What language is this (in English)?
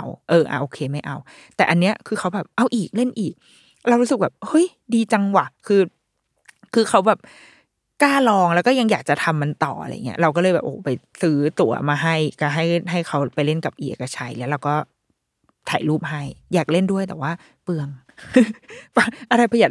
Thai